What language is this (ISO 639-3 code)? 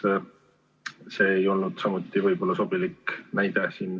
est